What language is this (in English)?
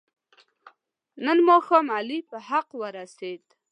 Pashto